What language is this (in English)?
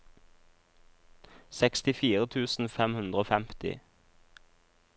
Norwegian